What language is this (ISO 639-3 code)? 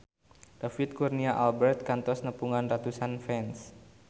sun